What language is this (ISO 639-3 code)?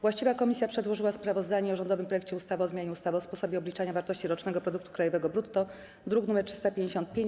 pol